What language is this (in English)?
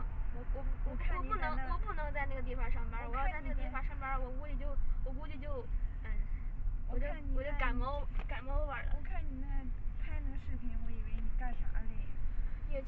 Chinese